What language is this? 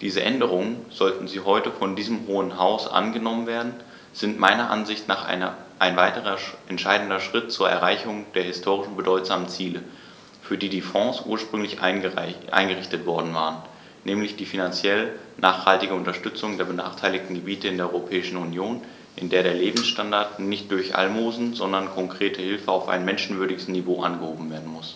German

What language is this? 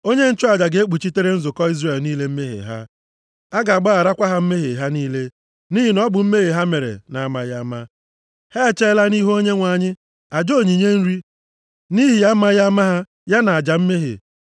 Igbo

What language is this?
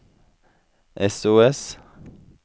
Norwegian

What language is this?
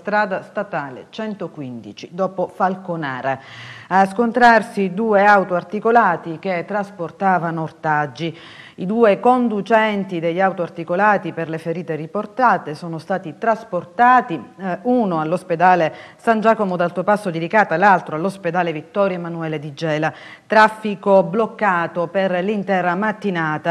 Italian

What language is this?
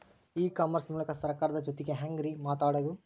Kannada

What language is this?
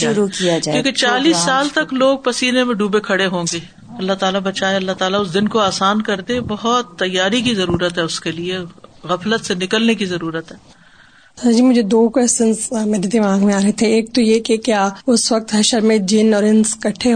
Urdu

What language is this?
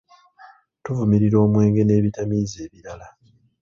Ganda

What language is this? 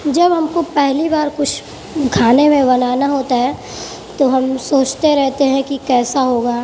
Urdu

